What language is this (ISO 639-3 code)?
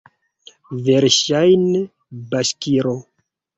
epo